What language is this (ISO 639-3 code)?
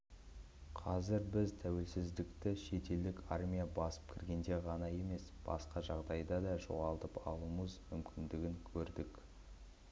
kaz